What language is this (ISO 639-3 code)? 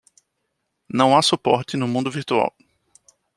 por